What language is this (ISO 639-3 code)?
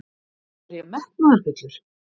isl